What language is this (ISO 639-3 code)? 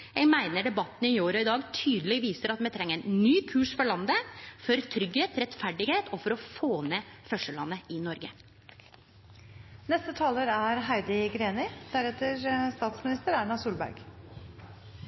nno